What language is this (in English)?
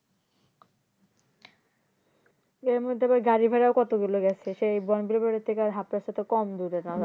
Bangla